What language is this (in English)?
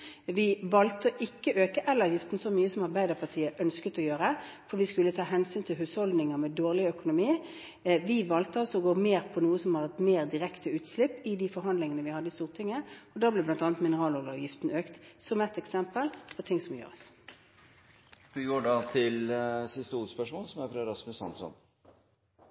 Norwegian